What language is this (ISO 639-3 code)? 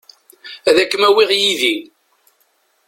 kab